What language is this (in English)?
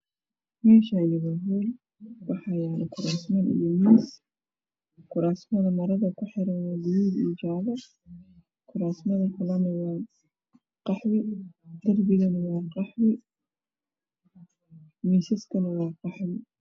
Somali